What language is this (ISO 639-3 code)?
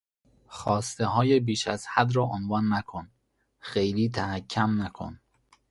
fas